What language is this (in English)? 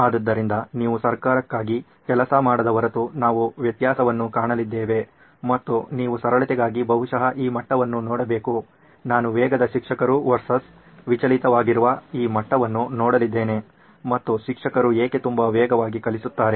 Kannada